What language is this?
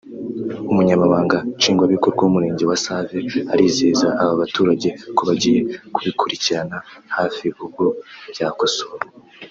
Kinyarwanda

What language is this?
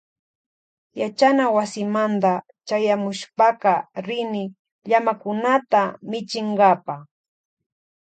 Loja Highland Quichua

